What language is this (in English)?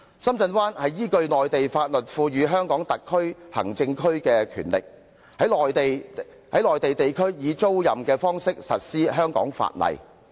Cantonese